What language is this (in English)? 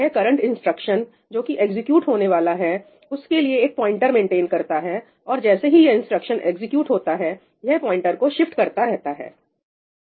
Hindi